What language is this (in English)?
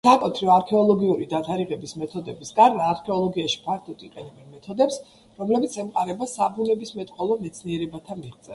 Georgian